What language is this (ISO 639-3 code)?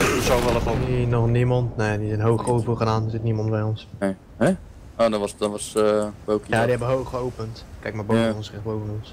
nld